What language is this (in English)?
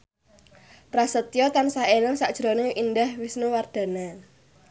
Javanese